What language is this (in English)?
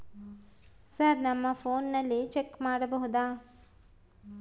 Kannada